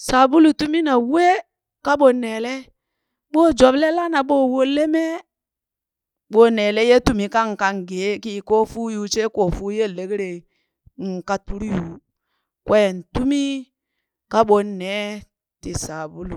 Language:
Burak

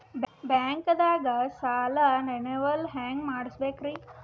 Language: Kannada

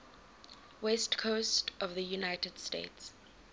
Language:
English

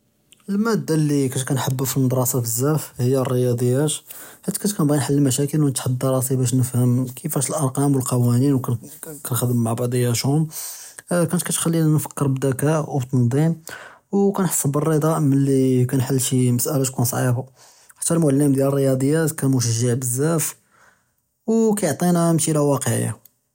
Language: Judeo-Arabic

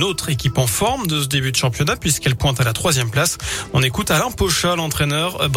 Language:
French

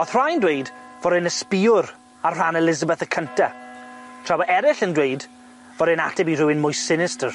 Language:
Welsh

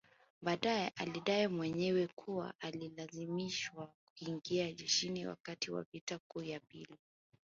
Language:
Swahili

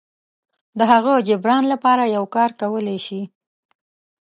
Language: Pashto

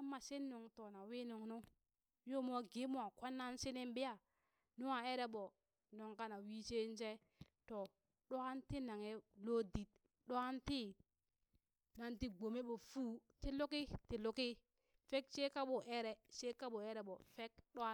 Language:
Burak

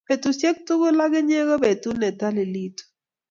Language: Kalenjin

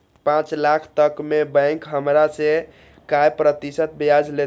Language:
Maithili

